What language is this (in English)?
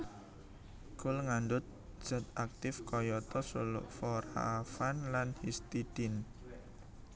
Javanese